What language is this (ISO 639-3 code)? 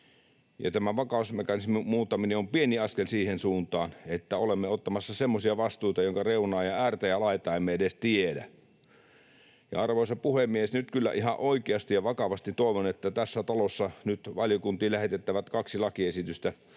fin